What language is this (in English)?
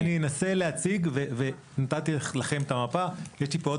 Hebrew